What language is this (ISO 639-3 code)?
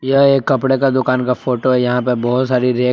hin